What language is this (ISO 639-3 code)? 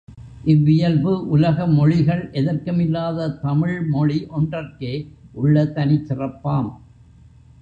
tam